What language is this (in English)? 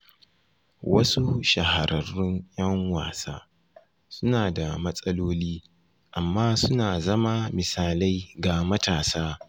Hausa